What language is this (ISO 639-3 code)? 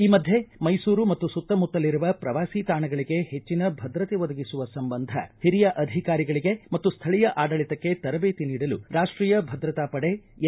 kan